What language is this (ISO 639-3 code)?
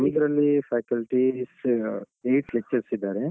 kan